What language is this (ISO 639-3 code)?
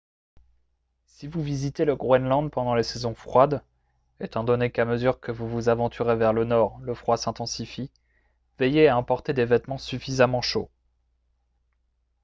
fra